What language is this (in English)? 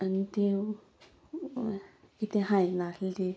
Konkani